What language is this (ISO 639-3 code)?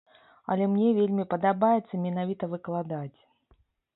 bel